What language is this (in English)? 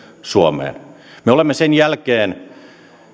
Finnish